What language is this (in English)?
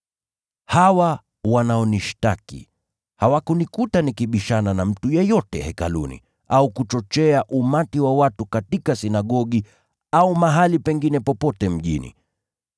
Swahili